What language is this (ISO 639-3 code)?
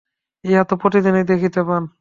ben